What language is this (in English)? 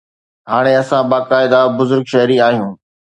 Sindhi